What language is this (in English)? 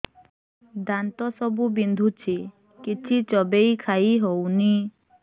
Odia